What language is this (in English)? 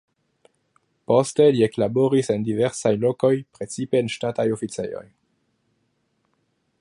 Esperanto